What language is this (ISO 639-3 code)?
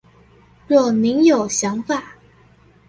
zho